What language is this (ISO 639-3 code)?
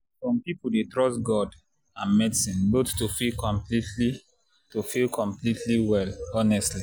pcm